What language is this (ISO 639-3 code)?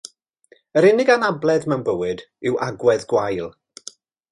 cym